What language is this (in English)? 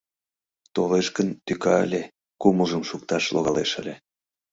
Mari